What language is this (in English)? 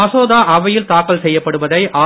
Tamil